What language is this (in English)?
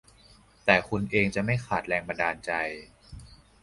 Thai